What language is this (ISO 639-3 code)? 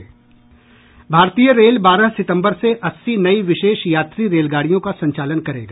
hin